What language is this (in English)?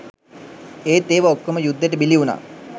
Sinhala